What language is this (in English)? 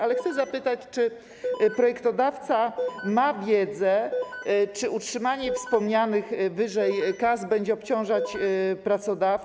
Polish